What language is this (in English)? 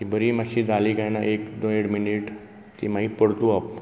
Konkani